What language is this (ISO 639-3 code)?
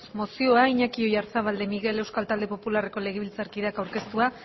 eus